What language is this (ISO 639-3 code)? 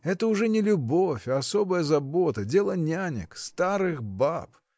rus